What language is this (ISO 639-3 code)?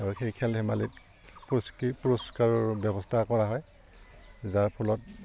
asm